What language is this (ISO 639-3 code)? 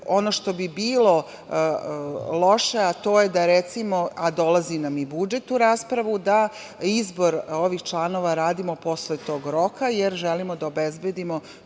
srp